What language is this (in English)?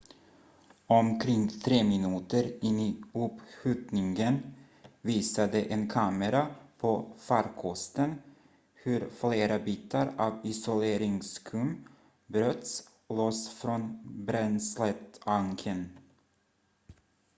Swedish